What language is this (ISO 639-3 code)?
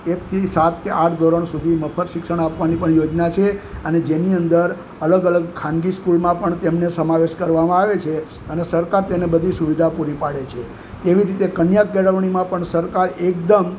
guj